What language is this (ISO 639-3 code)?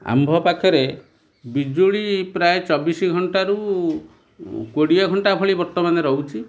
ori